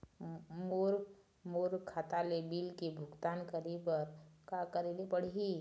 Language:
Chhattisgarhi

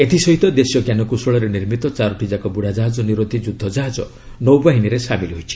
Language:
Odia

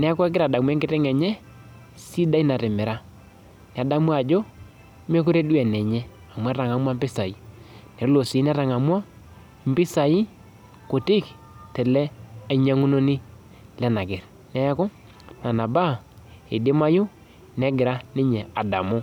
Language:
Masai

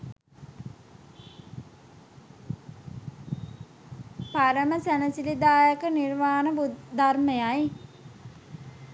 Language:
Sinhala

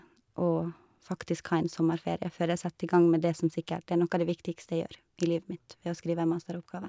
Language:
Norwegian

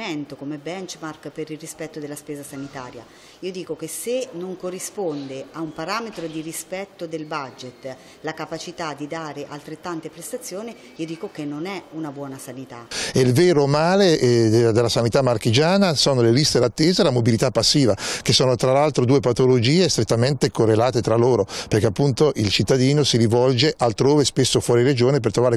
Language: Italian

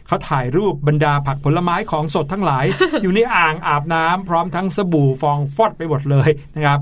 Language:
Thai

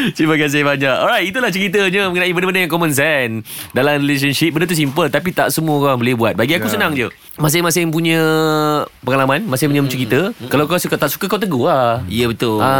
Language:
Malay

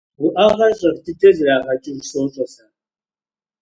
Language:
Kabardian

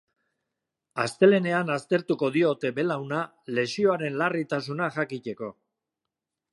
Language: Basque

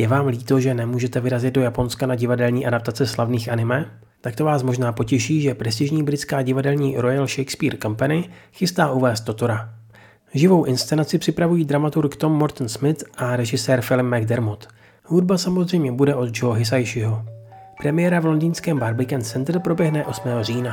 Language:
Czech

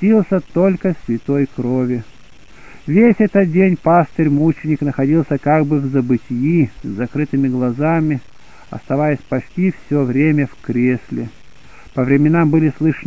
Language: Russian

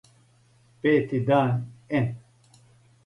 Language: Serbian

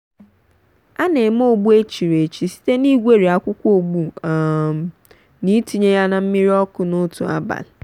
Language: Igbo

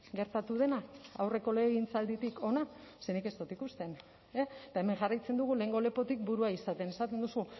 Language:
Basque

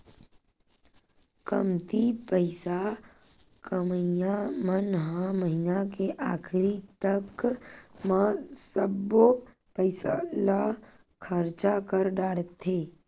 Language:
Chhattisgarhi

